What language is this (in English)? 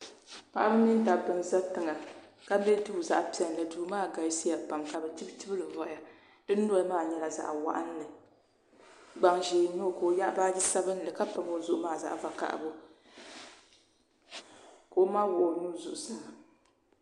Dagbani